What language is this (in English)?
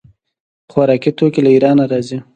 Pashto